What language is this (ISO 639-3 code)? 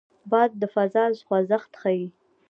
pus